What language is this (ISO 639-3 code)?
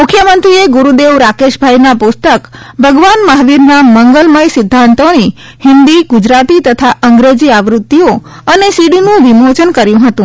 guj